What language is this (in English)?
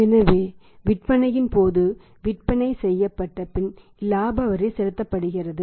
Tamil